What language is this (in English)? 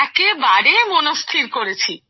Bangla